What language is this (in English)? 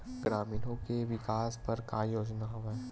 Chhattisgarhi